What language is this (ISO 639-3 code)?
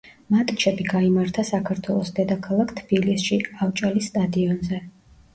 kat